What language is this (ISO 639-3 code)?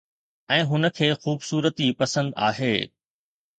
snd